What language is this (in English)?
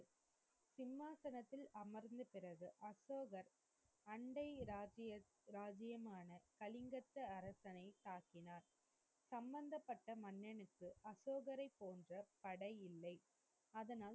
Tamil